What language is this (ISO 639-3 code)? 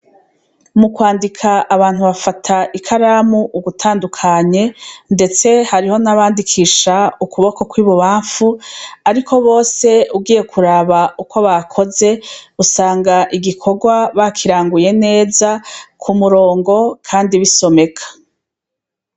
run